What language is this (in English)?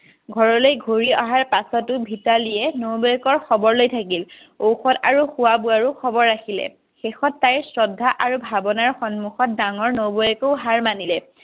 Assamese